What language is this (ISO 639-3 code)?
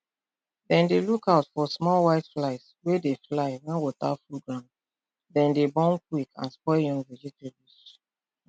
pcm